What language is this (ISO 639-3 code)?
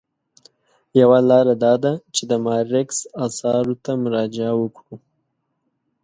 pus